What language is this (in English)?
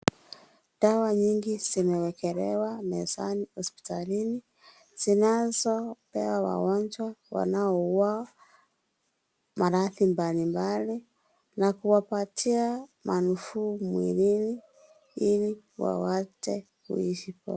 Swahili